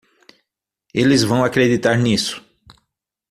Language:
Portuguese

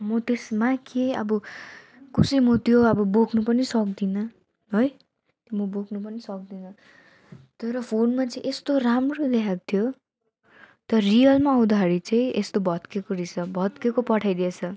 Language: Nepali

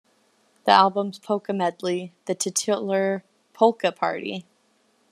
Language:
English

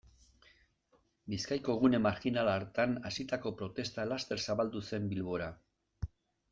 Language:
Basque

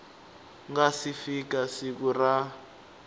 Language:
Tsonga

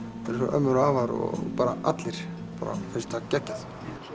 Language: Icelandic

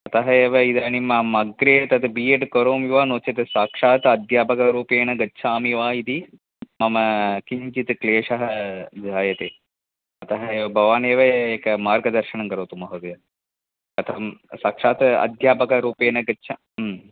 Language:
Sanskrit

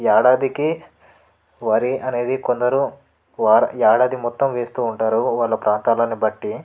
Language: Telugu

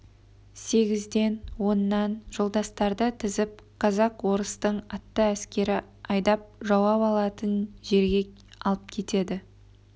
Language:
Kazakh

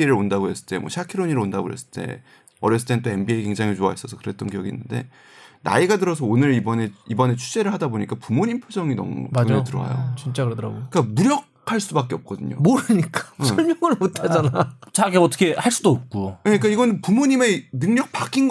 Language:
Korean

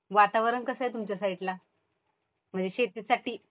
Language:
Marathi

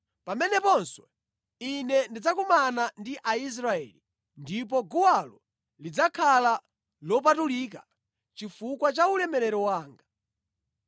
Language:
Nyanja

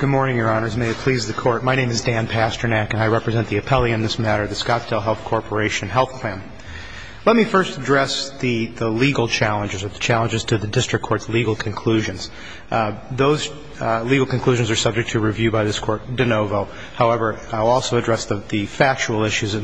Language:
English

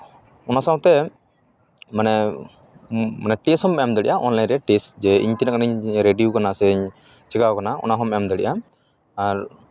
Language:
Santali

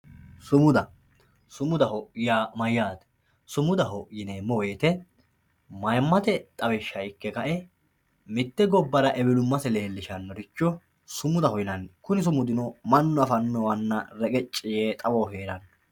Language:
Sidamo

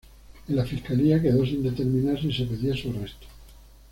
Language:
Spanish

